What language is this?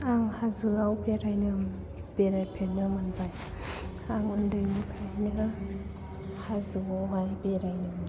Bodo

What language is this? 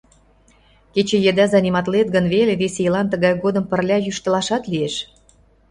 Mari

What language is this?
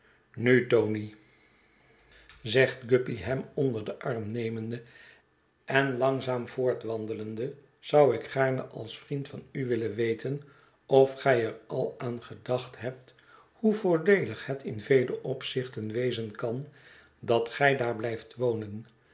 Dutch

